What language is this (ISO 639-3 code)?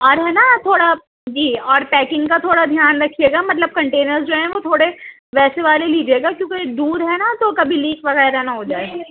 urd